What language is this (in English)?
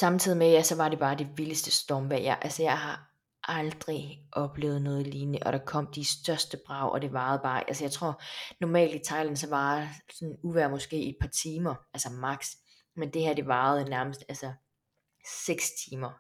Danish